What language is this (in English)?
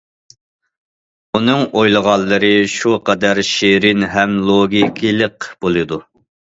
Uyghur